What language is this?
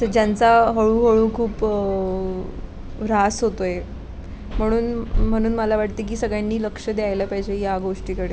Marathi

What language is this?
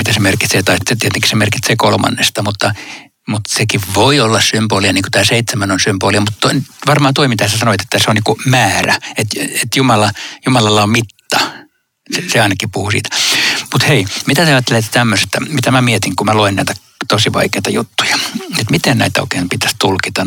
Finnish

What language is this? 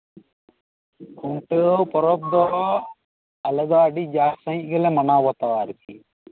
Santali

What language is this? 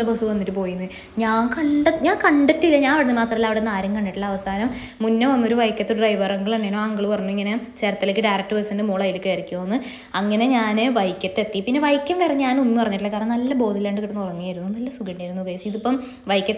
Malayalam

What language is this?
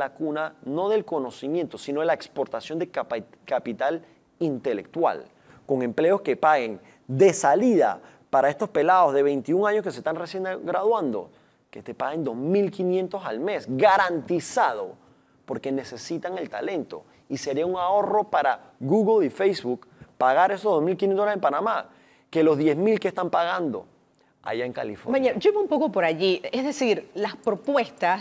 Spanish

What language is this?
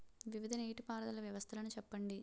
Telugu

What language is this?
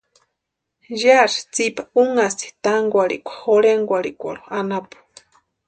Western Highland Purepecha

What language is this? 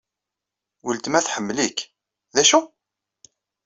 Kabyle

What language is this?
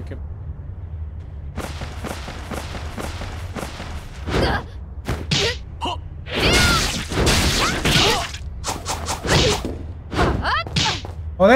Spanish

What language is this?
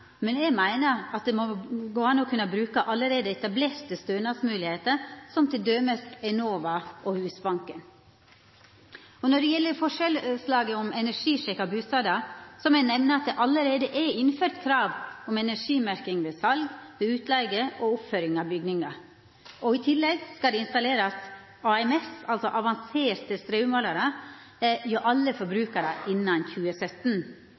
Norwegian Nynorsk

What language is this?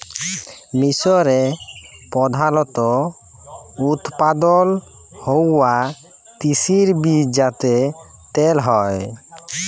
Bangla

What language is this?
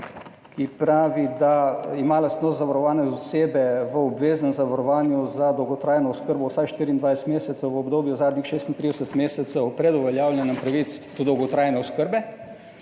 Slovenian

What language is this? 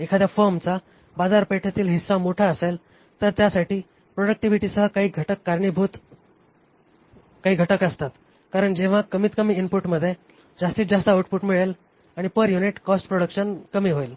Marathi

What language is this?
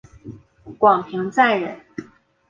Chinese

